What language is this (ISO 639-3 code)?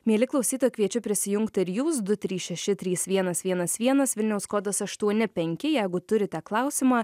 lit